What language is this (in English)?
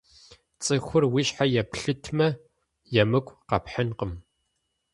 Kabardian